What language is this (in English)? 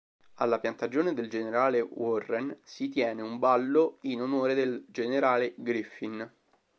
Italian